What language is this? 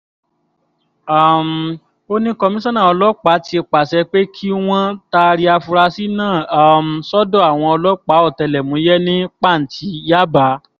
Yoruba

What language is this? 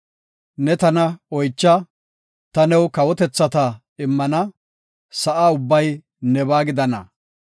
Gofa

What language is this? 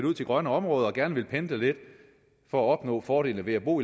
Danish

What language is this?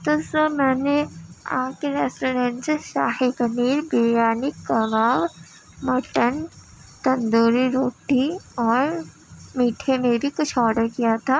Urdu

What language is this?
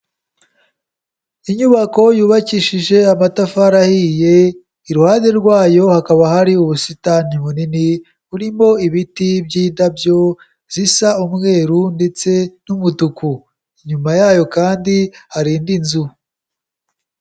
Kinyarwanda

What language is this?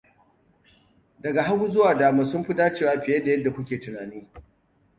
Hausa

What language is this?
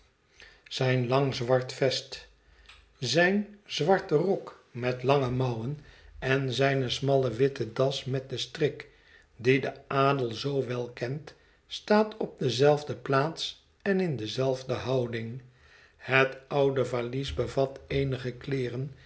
Dutch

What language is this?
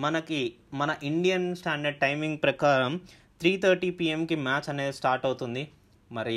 Telugu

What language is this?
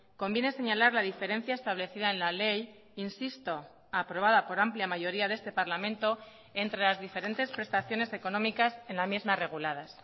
Spanish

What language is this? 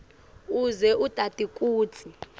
Swati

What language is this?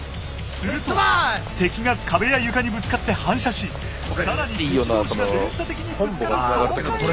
Japanese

